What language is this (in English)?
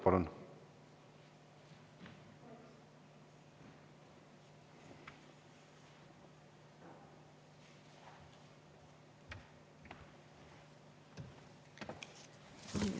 Estonian